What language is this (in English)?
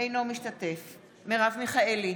Hebrew